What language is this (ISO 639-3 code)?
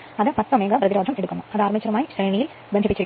mal